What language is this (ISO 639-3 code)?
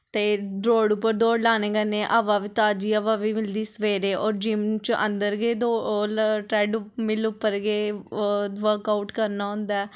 doi